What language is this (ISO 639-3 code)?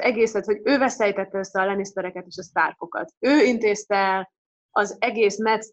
hun